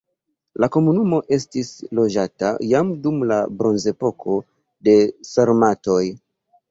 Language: Esperanto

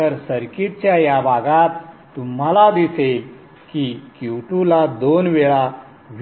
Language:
Marathi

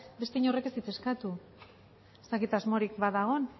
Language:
Basque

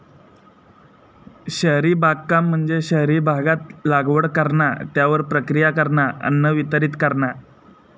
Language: Marathi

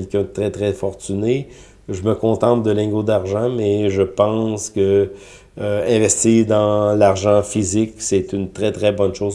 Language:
French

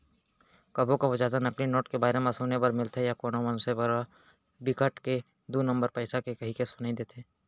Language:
Chhattisgarhi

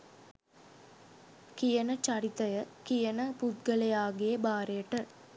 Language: Sinhala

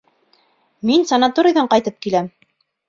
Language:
Bashkir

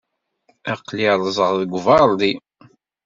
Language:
Kabyle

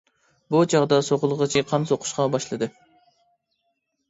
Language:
Uyghur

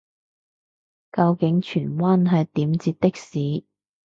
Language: Cantonese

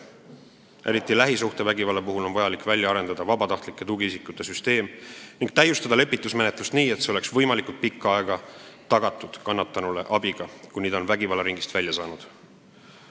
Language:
Estonian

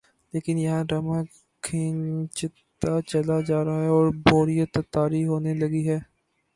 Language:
Urdu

